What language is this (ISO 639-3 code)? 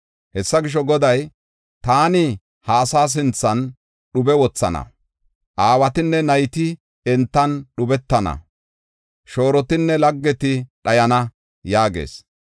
gof